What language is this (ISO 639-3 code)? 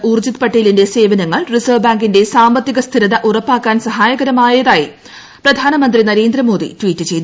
mal